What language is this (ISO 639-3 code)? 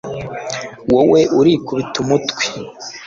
kin